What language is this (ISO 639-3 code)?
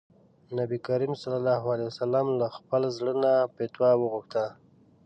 pus